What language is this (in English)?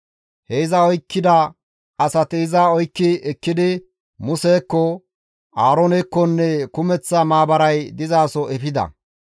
Gamo